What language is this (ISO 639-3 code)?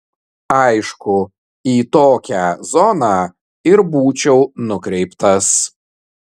lit